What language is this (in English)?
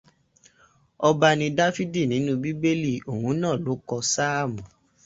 Yoruba